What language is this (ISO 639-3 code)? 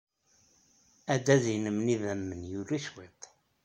kab